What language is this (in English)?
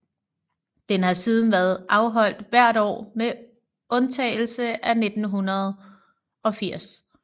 Danish